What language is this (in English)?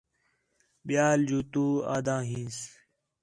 Khetrani